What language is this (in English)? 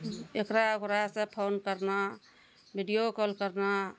Maithili